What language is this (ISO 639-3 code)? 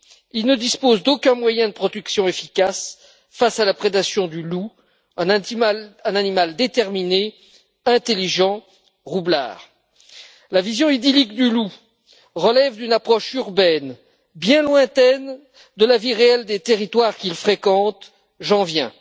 fra